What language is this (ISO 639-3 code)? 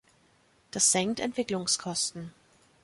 deu